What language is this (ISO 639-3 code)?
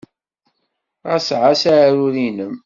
kab